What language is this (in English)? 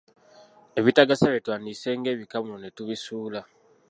Ganda